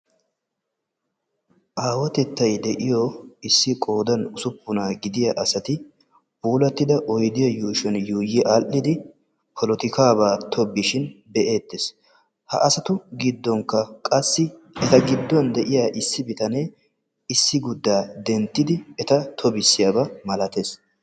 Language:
Wolaytta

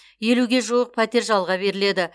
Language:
Kazakh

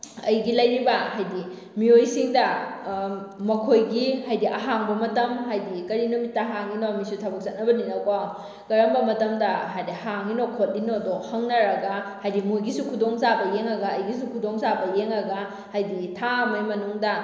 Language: Manipuri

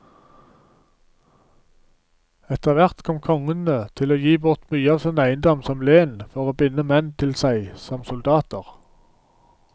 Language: Norwegian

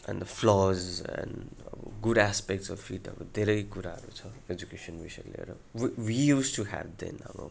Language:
Nepali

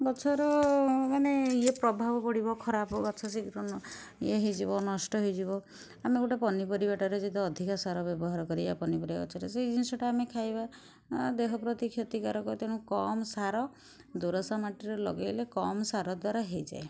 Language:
Odia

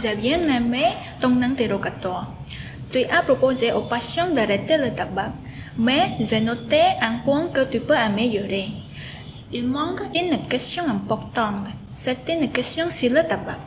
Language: French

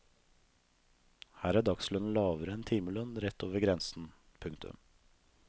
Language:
Norwegian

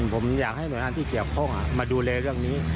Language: Thai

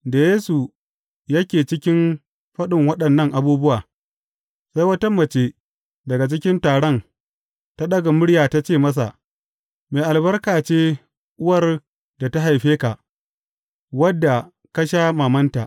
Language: Hausa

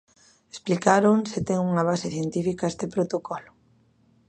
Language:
Galician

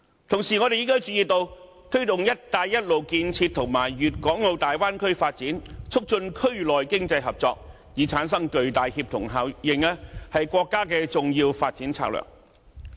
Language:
Cantonese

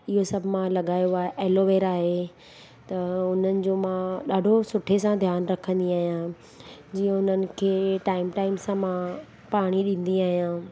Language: Sindhi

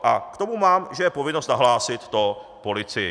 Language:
Czech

